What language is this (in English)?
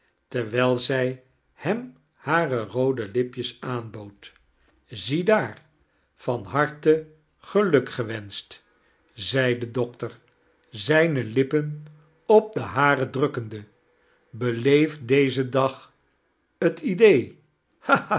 Dutch